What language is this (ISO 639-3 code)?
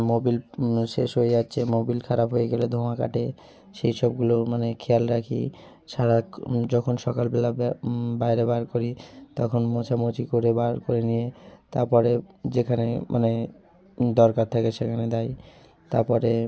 ben